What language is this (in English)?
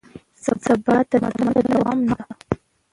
Pashto